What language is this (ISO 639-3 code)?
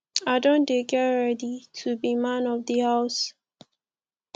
pcm